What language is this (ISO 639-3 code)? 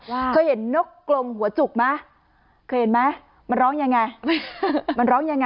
tha